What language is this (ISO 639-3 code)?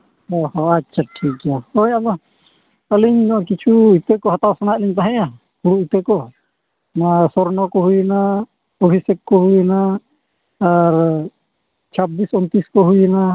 sat